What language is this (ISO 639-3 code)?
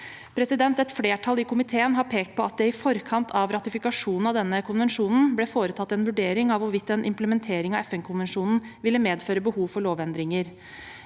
nor